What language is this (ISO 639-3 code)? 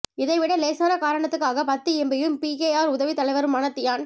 tam